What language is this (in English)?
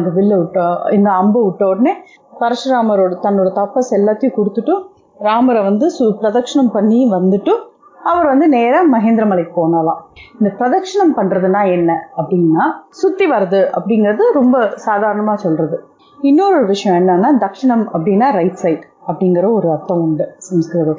Tamil